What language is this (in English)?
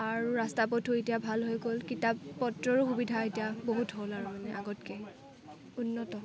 Assamese